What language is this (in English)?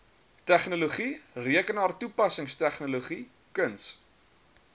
Afrikaans